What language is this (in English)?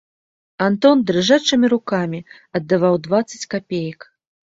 Belarusian